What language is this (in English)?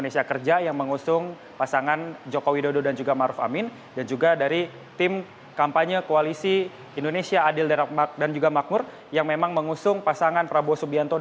Indonesian